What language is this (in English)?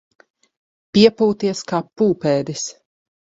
Latvian